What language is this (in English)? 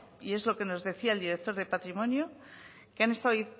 Spanish